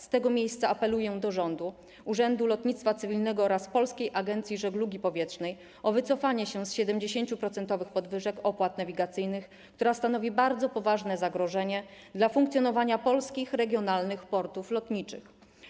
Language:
Polish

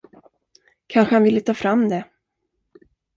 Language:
Swedish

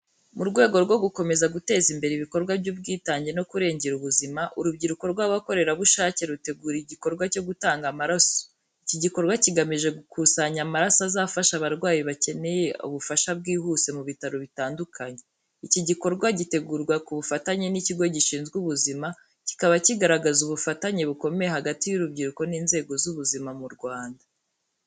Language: Kinyarwanda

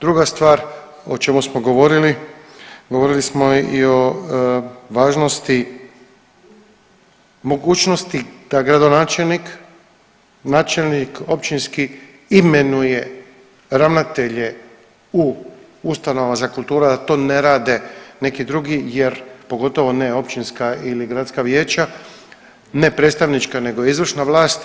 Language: Croatian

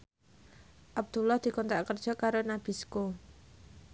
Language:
Javanese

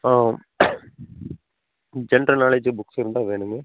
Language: Tamil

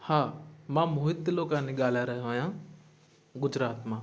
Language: Sindhi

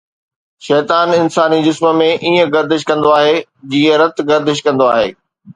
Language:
Sindhi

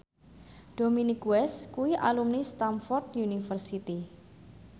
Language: Javanese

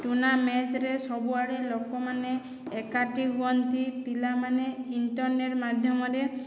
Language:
Odia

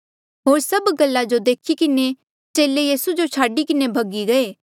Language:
Mandeali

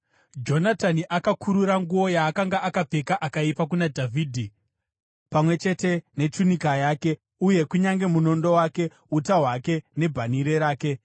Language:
Shona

